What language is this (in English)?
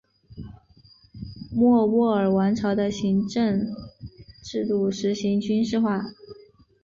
Chinese